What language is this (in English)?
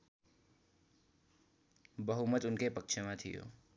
Nepali